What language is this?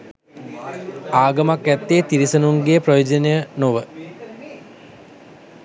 Sinhala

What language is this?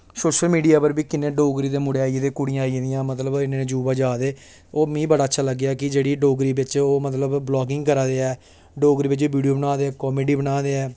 Dogri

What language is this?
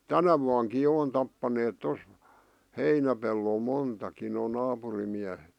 Finnish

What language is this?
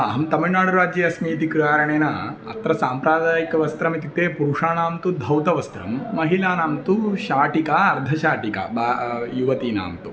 Sanskrit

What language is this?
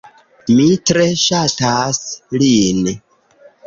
Esperanto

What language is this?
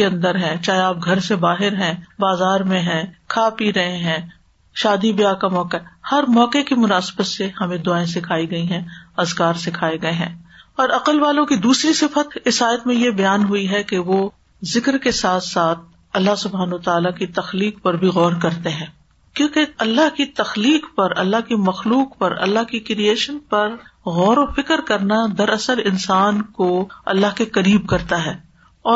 Urdu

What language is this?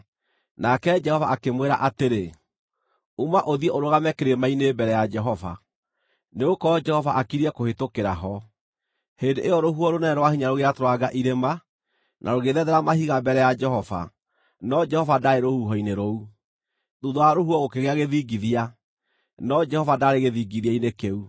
Kikuyu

